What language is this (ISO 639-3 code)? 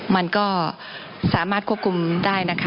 tha